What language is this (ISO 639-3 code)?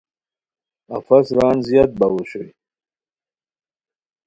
khw